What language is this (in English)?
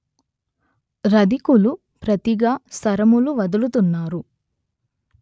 Telugu